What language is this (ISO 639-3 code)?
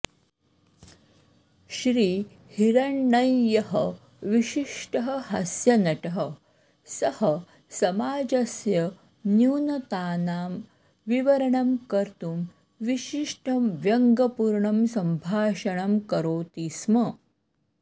san